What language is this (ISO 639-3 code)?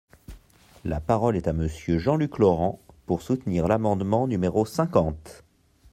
fra